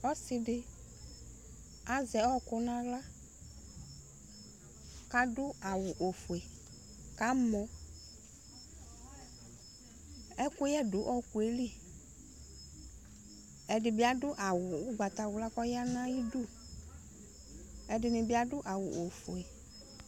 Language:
Ikposo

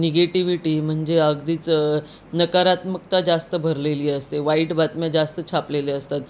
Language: Marathi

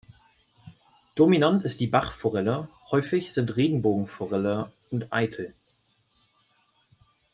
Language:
German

